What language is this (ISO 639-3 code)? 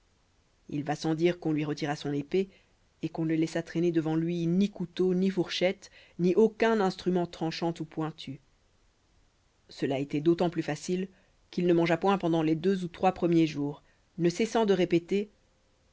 fra